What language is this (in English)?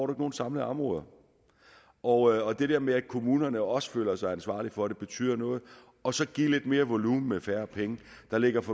Danish